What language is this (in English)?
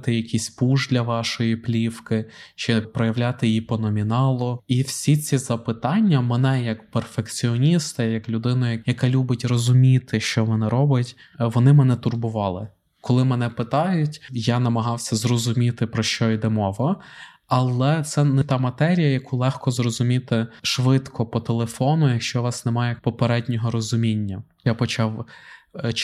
Ukrainian